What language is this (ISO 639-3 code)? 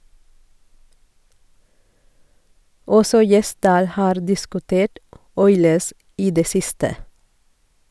nor